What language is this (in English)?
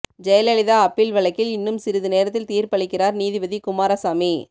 Tamil